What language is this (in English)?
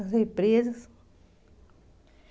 Portuguese